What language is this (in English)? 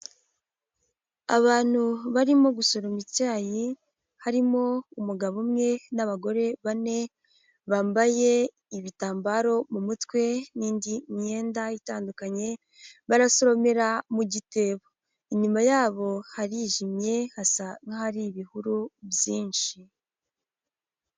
Kinyarwanda